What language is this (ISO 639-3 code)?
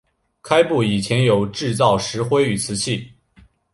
zho